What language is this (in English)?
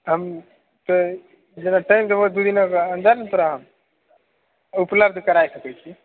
Maithili